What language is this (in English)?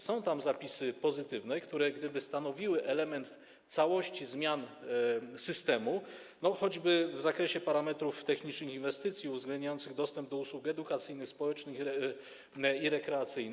Polish